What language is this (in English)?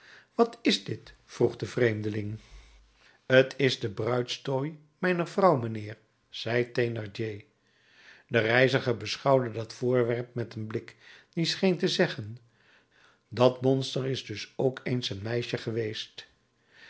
Dutch